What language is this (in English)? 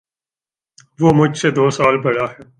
Urdu